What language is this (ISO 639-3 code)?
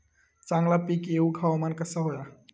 mar